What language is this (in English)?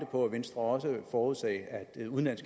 Danish